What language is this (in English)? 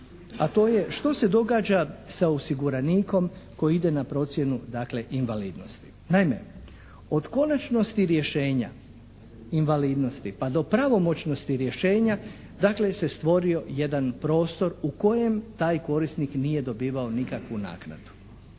Croatian